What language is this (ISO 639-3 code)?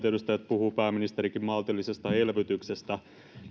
fin